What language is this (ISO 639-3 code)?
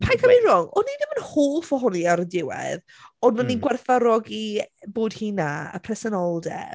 cym